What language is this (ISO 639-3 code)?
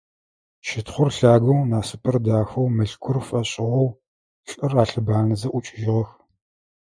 ady